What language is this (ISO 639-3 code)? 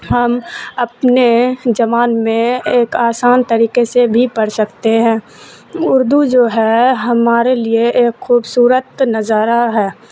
urd